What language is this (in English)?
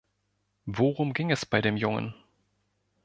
German